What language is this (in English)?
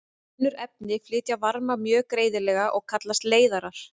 Icelandic